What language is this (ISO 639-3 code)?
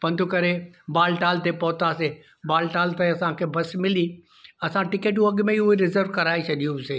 snd